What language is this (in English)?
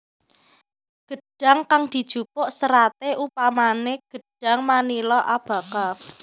Javanese